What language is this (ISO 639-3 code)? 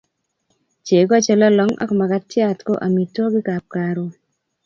kln